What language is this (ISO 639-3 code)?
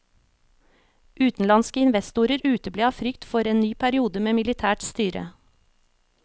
nor